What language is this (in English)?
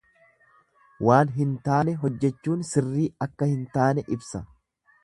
Oromo